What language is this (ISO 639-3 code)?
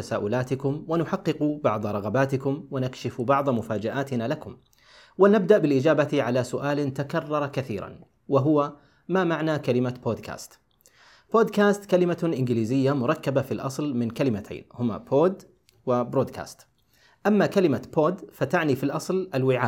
ara